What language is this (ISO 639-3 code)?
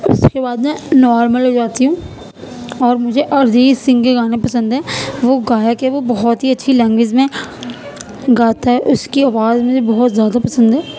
urd